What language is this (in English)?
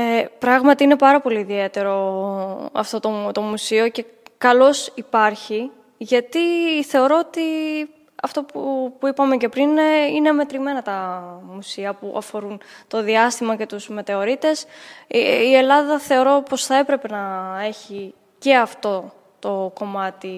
Greek